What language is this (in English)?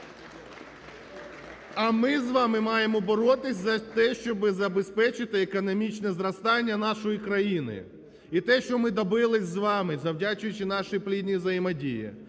Ukrainian